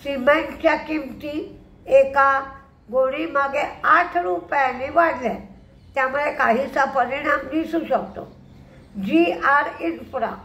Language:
Marathi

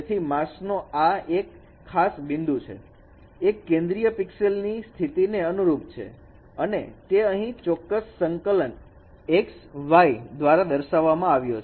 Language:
Gujarati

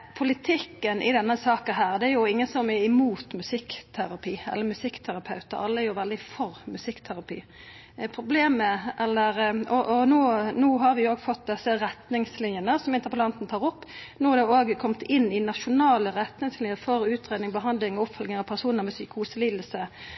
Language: Norwegian Nynorsk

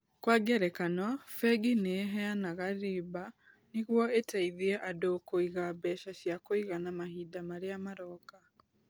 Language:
Kikuyu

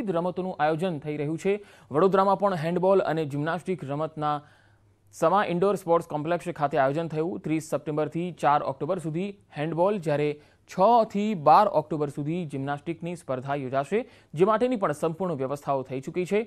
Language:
Hindi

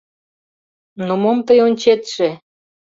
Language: Mari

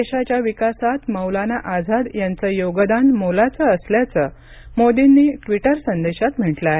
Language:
Marathi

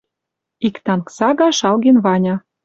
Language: Western Mari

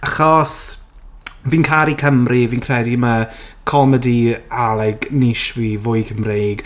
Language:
Welsh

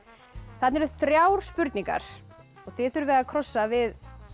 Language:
Icelandic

